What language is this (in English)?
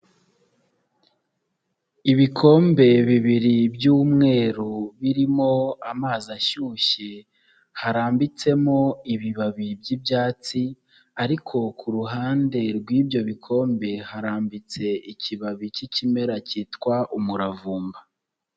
Kinyarwanda